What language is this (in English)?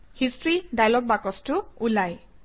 Assamese